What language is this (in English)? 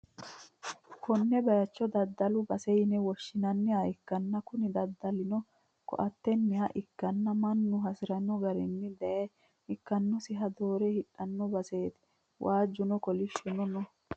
Sidamo